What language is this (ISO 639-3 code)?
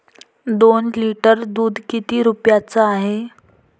mar